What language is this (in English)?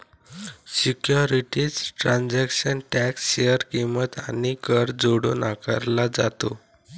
Marathi